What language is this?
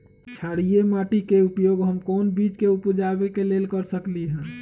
Magahi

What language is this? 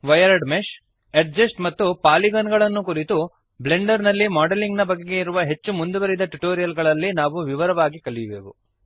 Kannada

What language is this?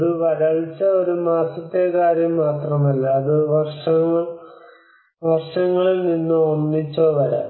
Malayalam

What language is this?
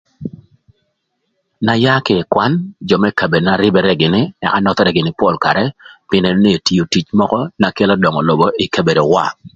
Thur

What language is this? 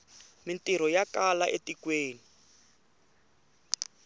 Tsonga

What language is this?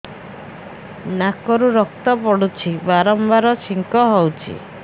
Odia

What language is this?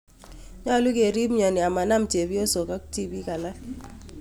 Kalenjin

